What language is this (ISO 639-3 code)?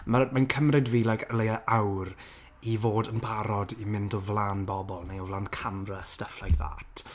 cym